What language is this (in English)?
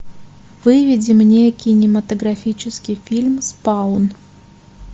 Russian